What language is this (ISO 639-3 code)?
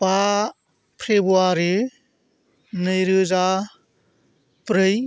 brx